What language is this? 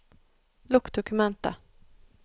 Norwegian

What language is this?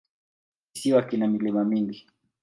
Swahili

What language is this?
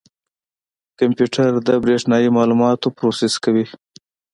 Pashto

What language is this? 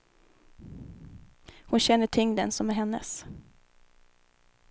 Swedish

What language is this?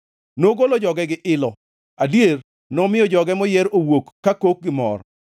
Luo (Kenya and Tanzania)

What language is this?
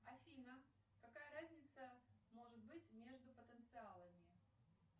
Russian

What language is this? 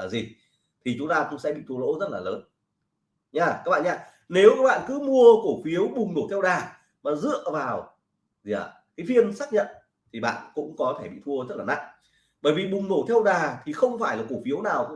Vietnamese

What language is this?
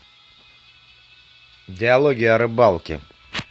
Russian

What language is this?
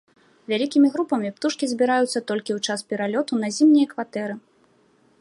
Belarusian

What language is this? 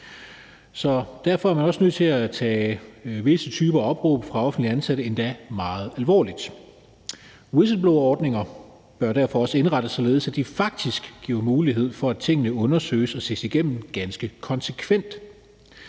Danish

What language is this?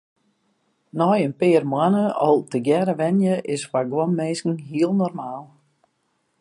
Western Frisian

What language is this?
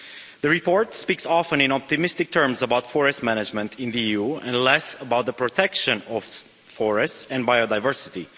English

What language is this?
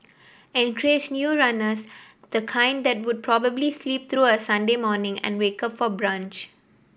English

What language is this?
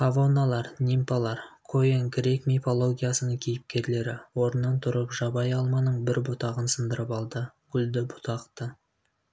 Kazakh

